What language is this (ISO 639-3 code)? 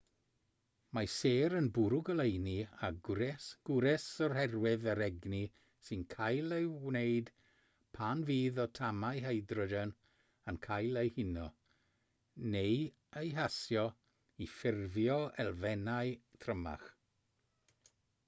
cym